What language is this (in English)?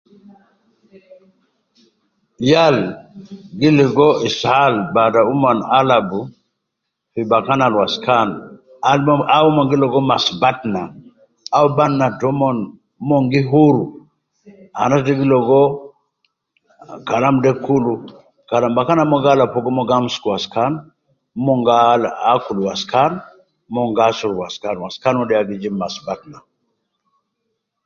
Nubi